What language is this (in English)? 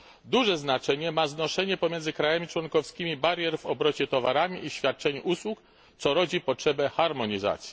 Polish